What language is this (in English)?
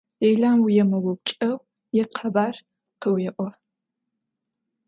Adyghe